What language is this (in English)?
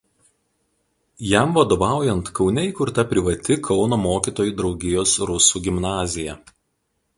Lithuanian